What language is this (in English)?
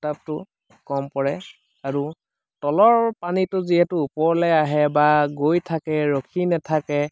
Assamese